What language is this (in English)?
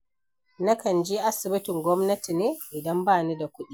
Hausa